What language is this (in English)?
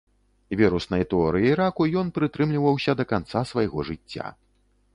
Belarusian